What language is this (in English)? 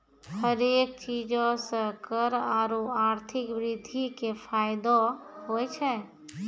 Maithili